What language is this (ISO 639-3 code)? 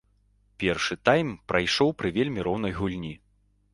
bel